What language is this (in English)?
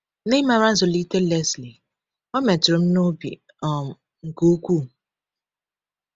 Igbo